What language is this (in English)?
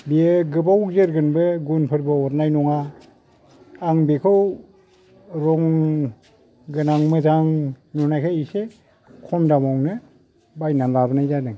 Bodo